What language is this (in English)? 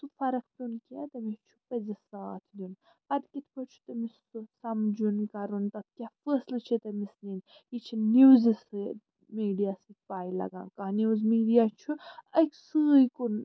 Kashmiri